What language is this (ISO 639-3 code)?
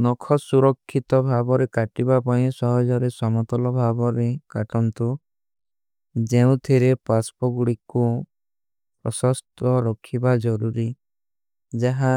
uki